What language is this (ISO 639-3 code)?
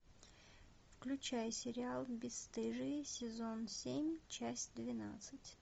rus